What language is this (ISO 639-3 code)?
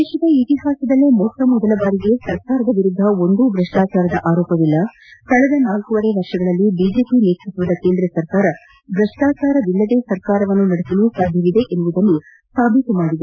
kan